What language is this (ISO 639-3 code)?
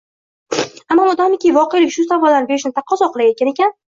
uzb